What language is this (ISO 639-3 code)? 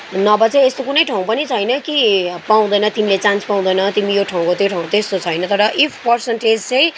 nep